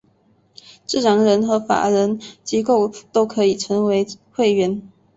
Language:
Chinese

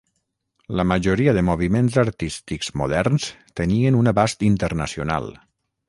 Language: Catalan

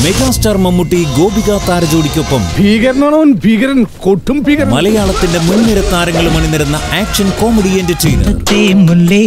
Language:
Malayalam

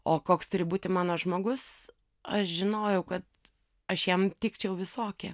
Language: Lithuanian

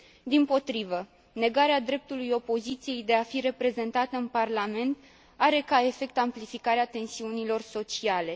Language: Romanian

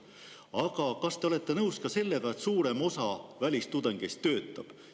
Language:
Estonian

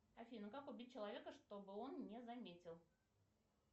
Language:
Russian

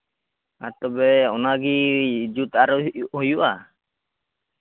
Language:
Santali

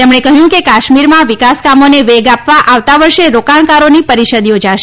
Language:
Gujarati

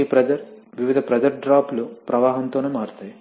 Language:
Telugu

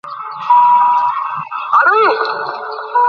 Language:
Bangla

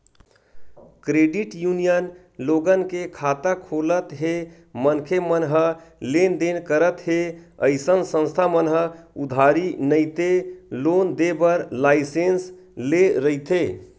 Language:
Chhattisgarhi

